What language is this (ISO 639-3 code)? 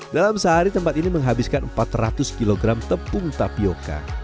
ind